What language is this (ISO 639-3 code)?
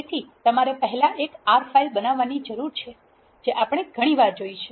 guj